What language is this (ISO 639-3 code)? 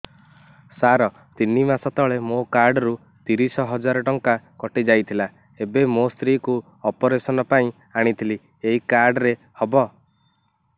ori